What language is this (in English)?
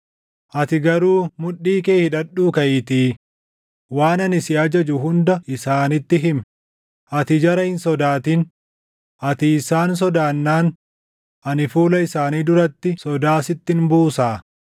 Oromo